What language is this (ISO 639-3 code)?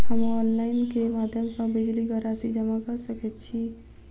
mai